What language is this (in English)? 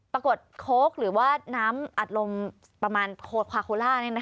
Thai